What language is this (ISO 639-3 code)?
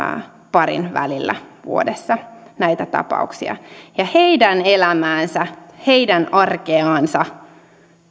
fin